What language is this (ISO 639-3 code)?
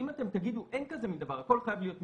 heb